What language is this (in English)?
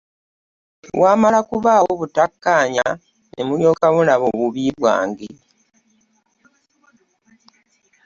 Ganda